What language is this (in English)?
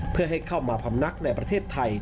Thai